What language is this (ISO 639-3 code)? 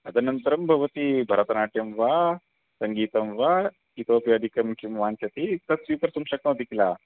san